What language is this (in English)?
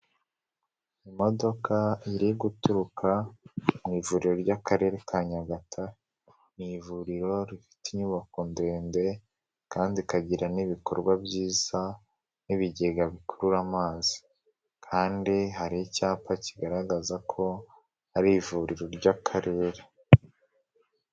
Kinyarwanda